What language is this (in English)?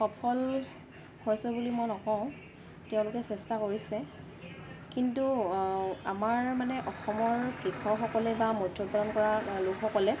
Assamese